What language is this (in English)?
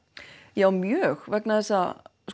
Icelandic